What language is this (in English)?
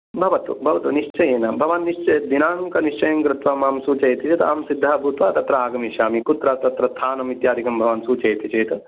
Sanskrit